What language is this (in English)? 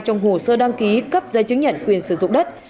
Vietnamese